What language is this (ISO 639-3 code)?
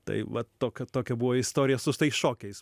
lit